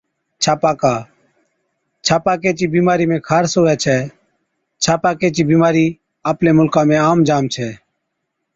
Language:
Od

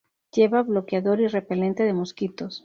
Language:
Spanish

